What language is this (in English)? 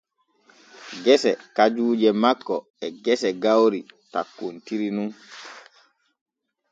Borgu Fulfulde